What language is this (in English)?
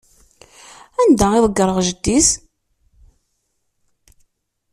Kabyle